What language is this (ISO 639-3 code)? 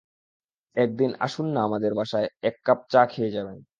ben